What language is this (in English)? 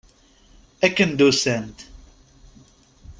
Kabyle